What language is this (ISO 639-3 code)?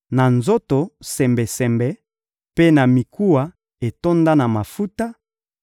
lin